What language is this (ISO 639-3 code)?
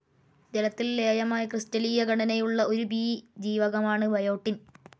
mal